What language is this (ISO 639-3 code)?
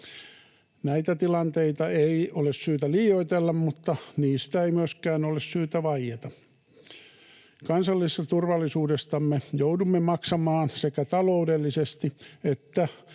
fin